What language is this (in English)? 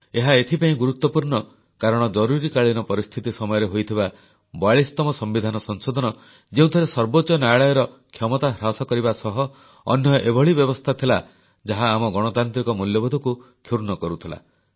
Odia